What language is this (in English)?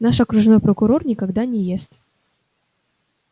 Russian